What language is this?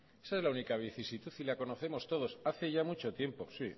Spanish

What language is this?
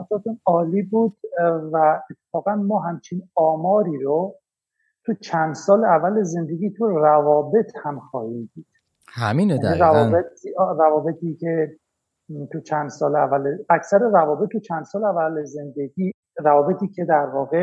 Persian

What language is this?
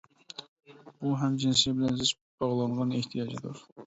Uyghur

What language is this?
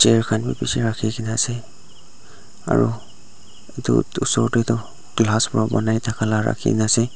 Naga Pidgin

